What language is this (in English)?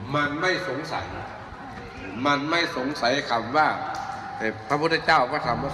Thai